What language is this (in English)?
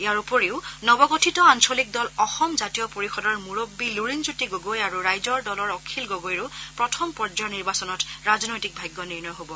Assamese